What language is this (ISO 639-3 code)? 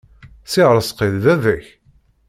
kab